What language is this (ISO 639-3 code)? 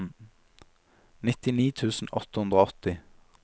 nor